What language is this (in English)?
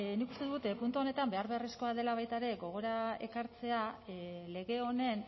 Basque